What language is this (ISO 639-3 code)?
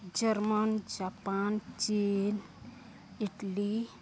sat